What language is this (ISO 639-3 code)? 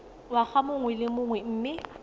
tsn